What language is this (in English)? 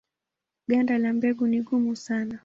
Swahili